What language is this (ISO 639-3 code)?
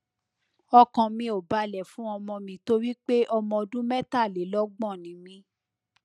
yor